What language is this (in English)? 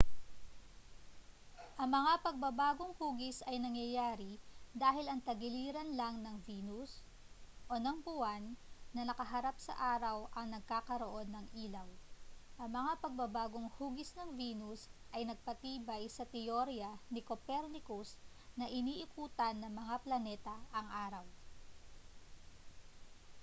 Filipino